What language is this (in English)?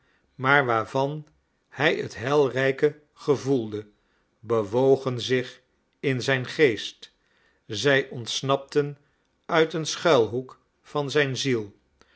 Dutch